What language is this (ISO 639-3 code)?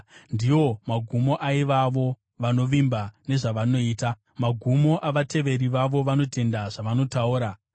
sna